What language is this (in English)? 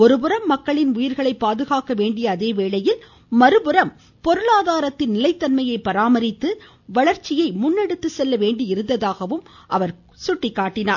Tamil